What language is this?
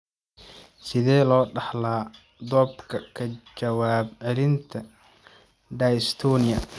Somali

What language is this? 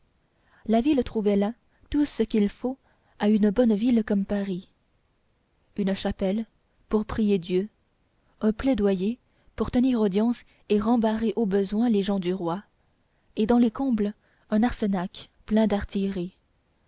French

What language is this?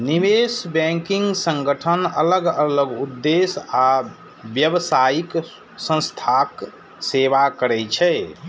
Maithili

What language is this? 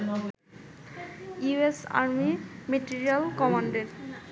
Bangla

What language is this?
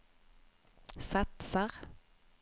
Swedish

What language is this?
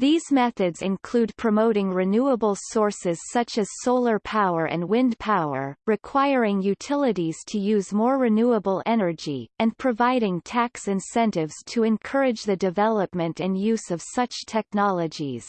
English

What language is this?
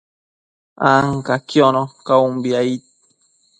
Matsés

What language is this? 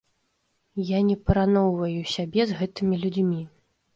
Belarusian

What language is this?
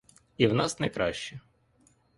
Ukrainian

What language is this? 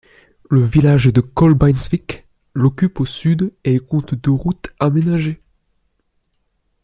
French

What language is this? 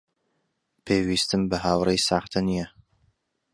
Central Kurdish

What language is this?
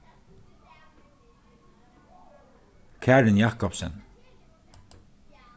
Faroese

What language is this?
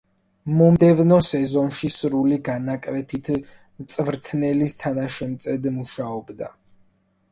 Georgian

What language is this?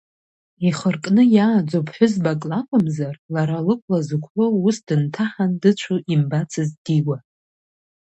Abkhazian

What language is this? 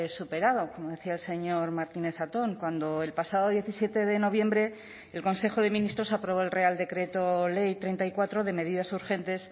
Spanish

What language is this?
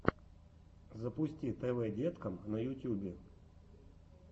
Russian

